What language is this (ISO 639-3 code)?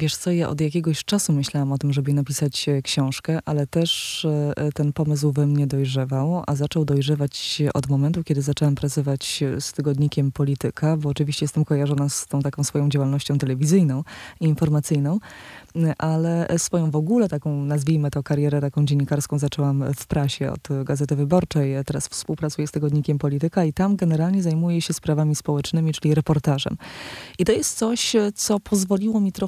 pol